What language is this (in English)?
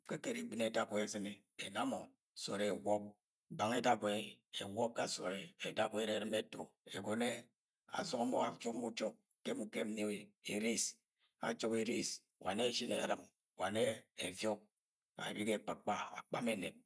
Agwagwune